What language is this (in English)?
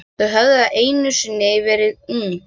Icelandic